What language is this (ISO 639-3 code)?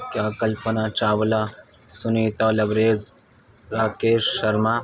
urd